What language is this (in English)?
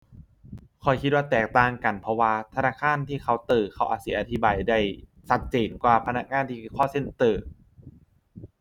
Thai